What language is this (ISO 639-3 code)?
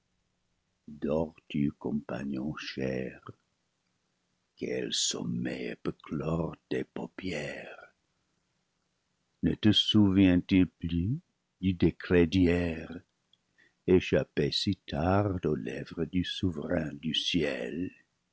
fra